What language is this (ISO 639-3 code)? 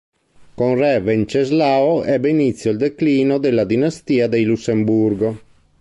ita